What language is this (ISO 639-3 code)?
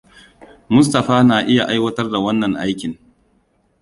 hau